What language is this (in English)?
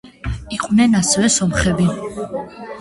Georgian